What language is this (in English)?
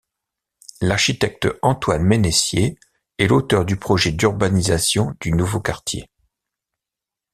French